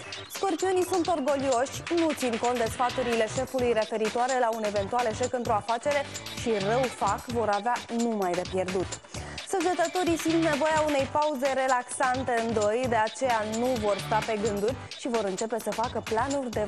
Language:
Romanian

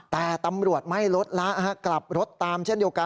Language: Thai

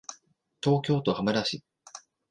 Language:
Japanese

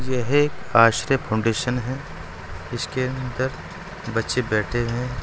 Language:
Hindi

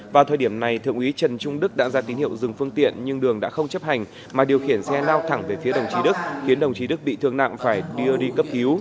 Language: Vietnamese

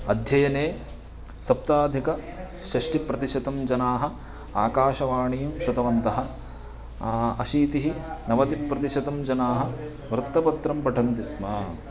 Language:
Sanskrit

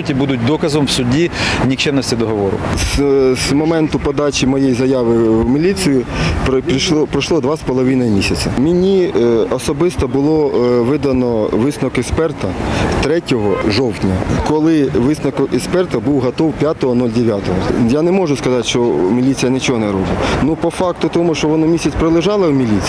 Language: Ukrainian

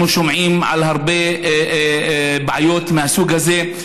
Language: Hebrew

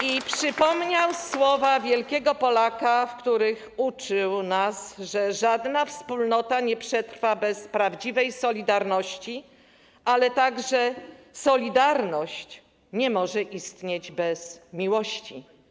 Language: Polish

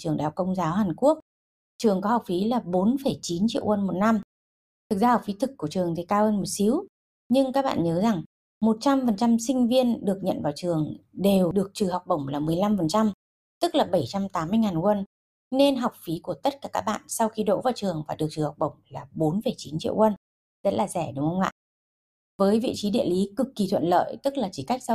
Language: Vietnamese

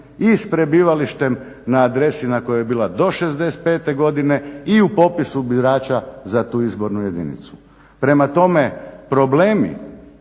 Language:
Croatian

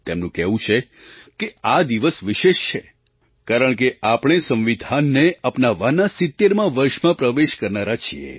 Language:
Gujarati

